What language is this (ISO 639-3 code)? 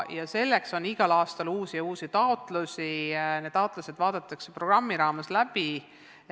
est